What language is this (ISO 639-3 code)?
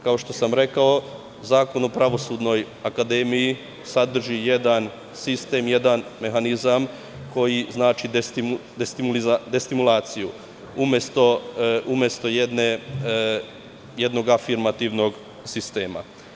srp